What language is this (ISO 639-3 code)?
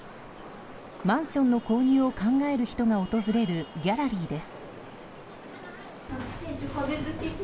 jpn